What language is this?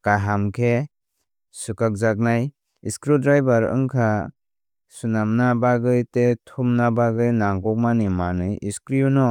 Kok Borok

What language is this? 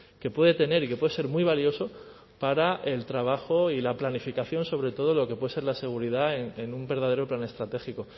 Spanish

